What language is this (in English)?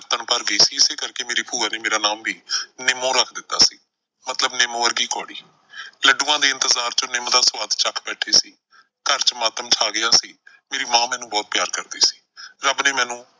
Punjabi